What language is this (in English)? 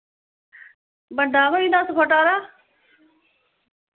Dogri